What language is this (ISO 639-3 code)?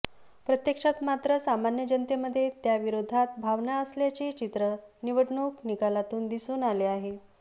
mar